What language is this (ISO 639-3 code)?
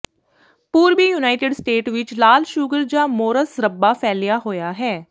pan